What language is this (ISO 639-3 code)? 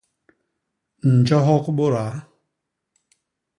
bas